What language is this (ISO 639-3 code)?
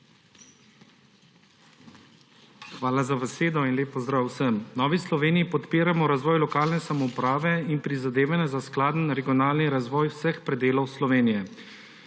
slv